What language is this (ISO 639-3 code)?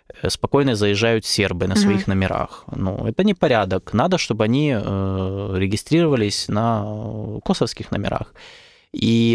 rus